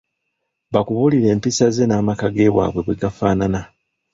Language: Ganda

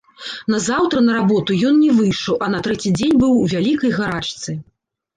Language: Belarusian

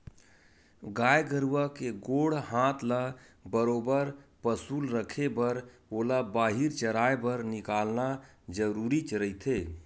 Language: Chhattisgarhi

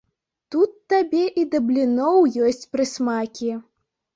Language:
Belarusian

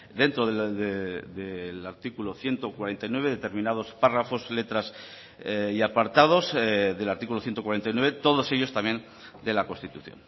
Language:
Spanish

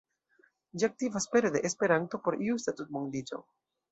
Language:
Esperanto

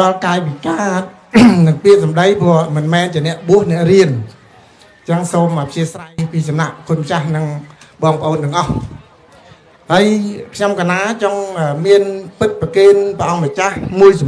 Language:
Vietnamese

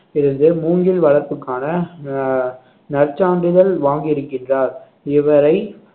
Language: Tamil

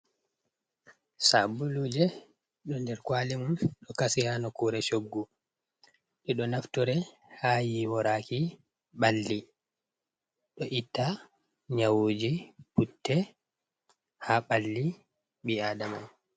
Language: Fula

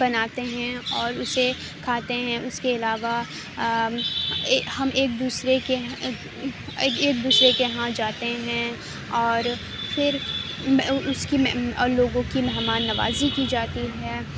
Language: Urdu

